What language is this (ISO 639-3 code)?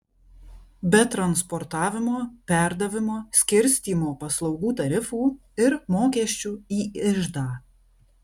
lit